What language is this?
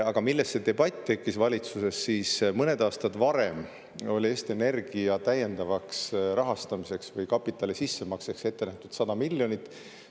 Estonian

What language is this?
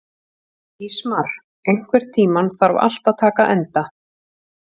Icelandic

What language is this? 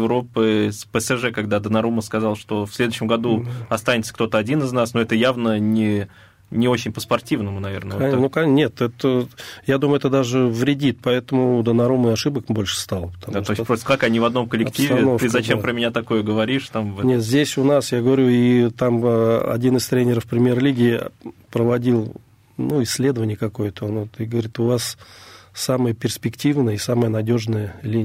Russian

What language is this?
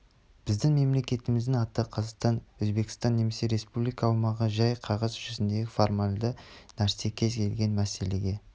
Kazakh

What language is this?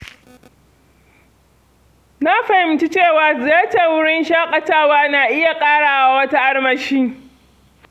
Hausa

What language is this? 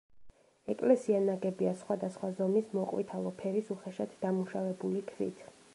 Georgian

